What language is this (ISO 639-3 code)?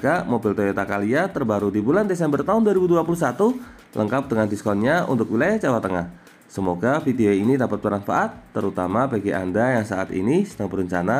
ind